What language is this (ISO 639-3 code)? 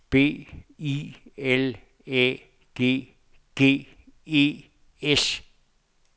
dan